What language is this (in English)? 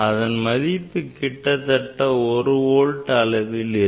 Tamil